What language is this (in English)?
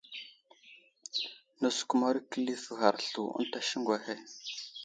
Wuzlam